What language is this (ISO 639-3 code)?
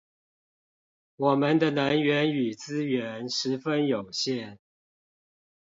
zho